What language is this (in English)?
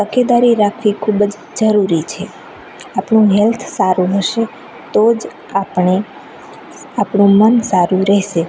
Gujarati